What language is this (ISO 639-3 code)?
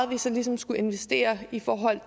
dan